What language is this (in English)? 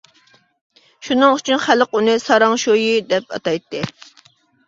Uyghur